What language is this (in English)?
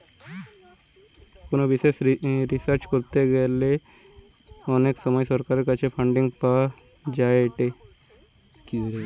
Bangla